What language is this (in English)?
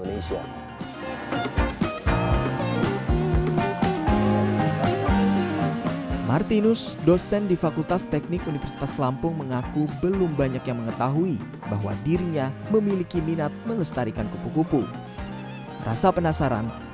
Indonesian